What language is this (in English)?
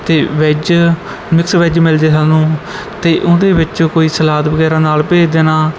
Punjabi